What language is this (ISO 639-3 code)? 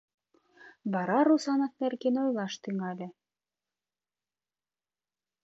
chm